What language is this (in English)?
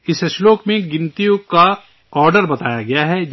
Urdu